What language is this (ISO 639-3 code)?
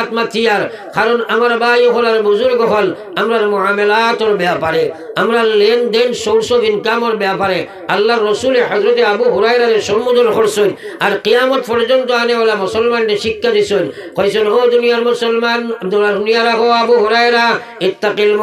ben